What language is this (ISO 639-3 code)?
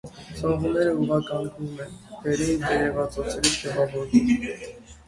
hye